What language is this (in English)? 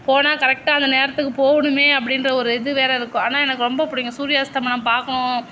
Tamil